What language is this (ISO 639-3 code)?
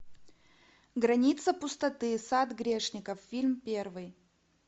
rus